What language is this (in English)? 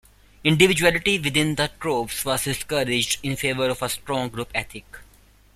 English